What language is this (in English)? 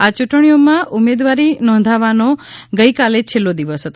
Gujarati